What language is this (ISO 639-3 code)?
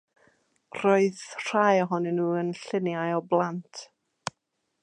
cym